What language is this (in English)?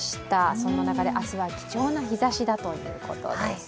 Japanese